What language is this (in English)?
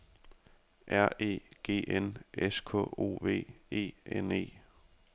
Danish